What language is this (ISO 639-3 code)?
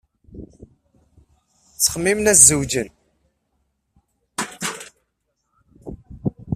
kab